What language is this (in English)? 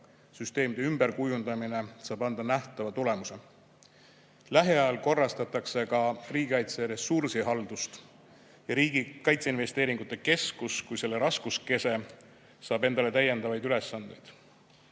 Estonian